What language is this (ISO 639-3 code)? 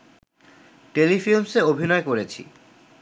ben